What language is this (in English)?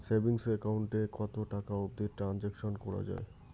Bangla